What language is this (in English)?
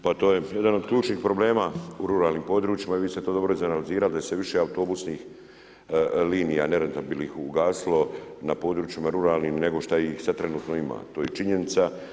Croatian